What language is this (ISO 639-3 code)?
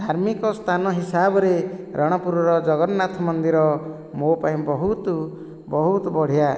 ori